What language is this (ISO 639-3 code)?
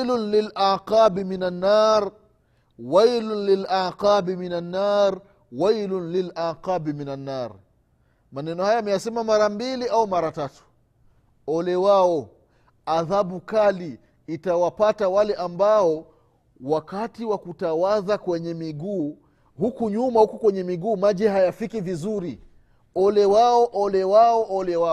swa